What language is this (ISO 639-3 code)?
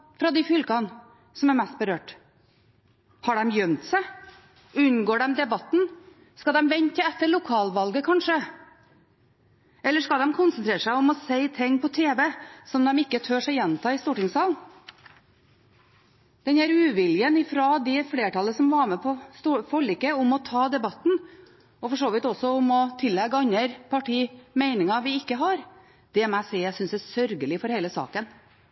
nob